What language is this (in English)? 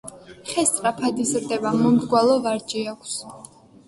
Georgian